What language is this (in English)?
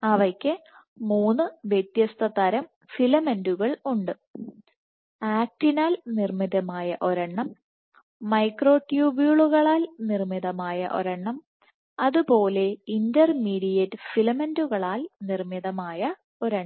Malayalam